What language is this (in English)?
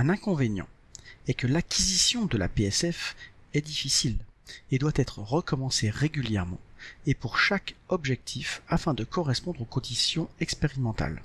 French